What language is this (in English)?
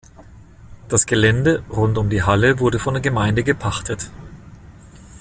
German